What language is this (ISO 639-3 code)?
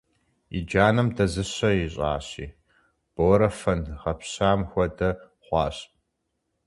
kbd